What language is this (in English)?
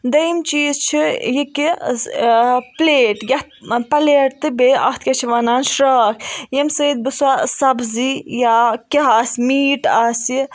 Kashmiri